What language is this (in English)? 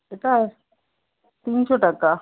Bangla